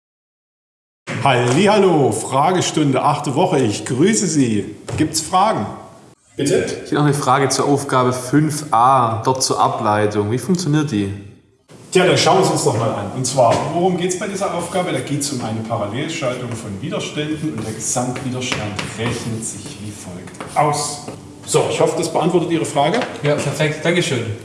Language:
German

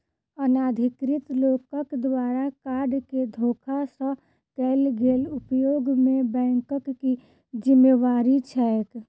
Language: Maithili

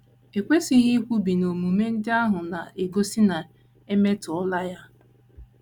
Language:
Igbo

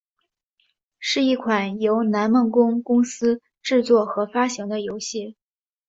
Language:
Chinese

